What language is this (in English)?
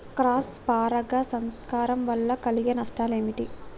Telugu